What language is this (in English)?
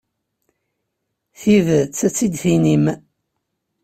Kabyle